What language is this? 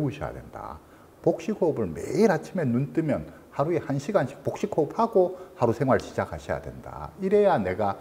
Korean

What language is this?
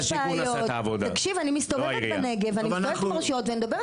Hebrew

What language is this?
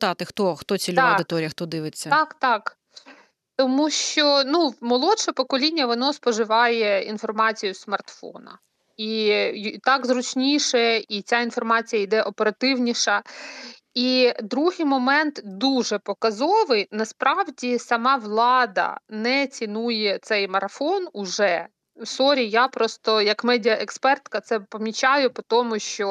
Ukrainian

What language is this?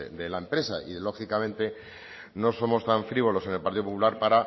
Spanish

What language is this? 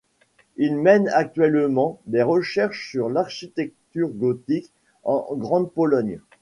French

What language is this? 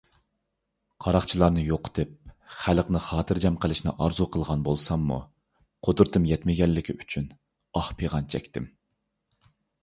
Uyghur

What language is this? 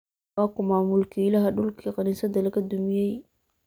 Somali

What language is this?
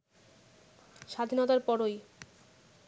Bangla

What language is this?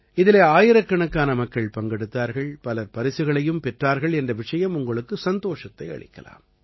Tamil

